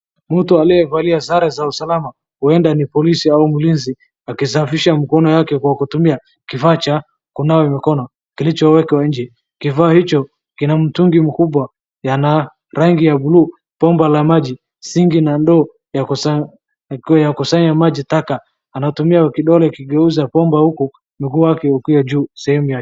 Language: Swahili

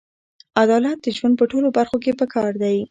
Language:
Pashto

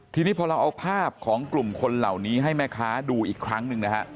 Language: Thai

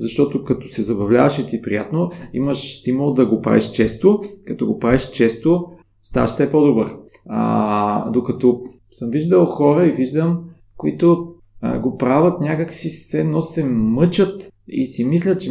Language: Bulgarian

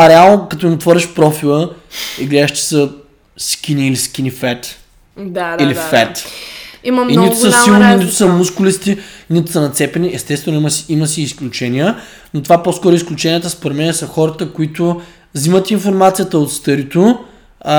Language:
Bulgarian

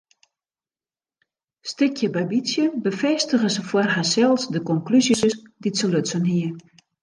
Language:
Western Frisian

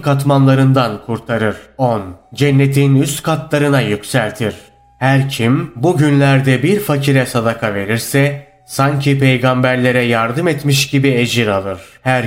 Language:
Turkish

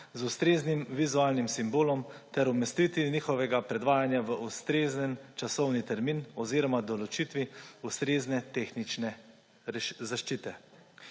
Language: Slovenian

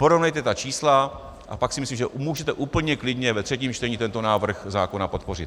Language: Czech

